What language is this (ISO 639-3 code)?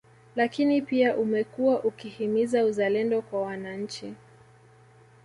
swa